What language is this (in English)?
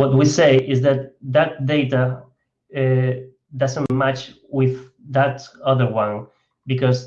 English